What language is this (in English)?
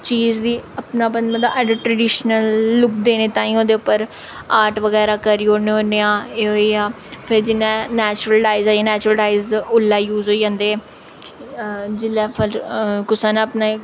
Dogri